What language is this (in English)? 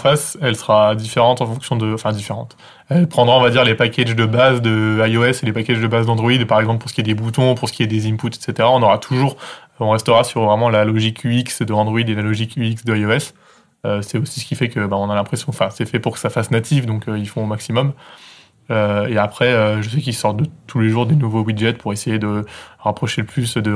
French